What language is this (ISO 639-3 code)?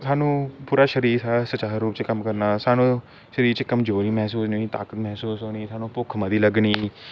doi